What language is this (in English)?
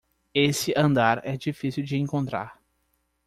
Portuguese